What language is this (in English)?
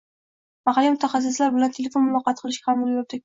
Uzbek